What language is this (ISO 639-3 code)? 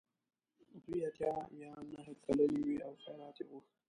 pus